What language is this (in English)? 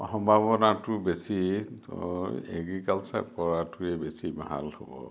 Assamese